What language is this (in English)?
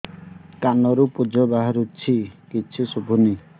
Odia